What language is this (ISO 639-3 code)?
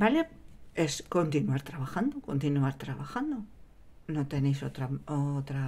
spa